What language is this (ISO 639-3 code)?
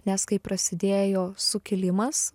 lit